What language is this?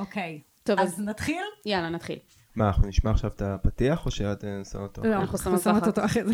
Hebrew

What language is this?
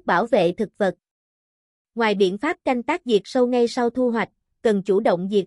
Vietnamese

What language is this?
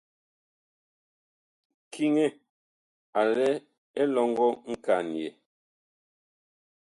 Bakoko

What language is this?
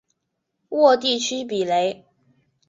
Chinese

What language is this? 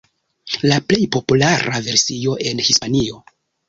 Esperanto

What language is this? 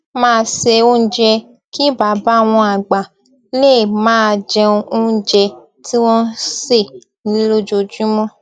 Yoruba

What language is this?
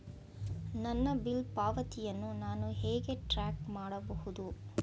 Kannada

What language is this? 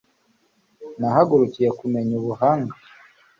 Kinyarwanda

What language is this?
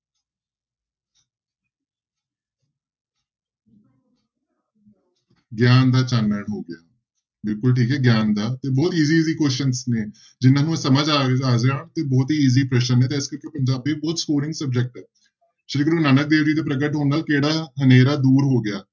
Punjabi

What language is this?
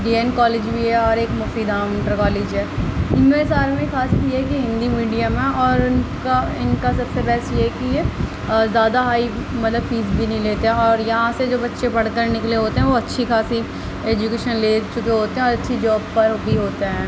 Urdu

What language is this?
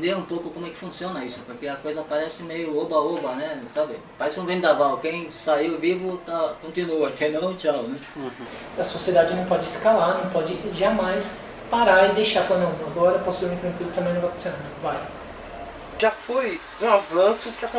Portuguese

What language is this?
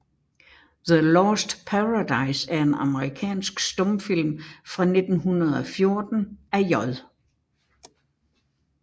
Danish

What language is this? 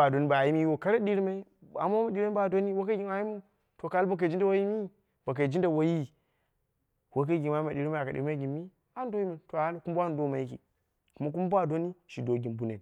Dera (Nigeria)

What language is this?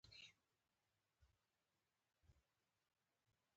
Pashto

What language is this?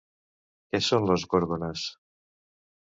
Catalan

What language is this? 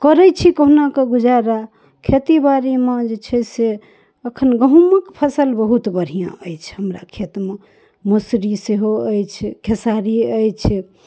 Maithili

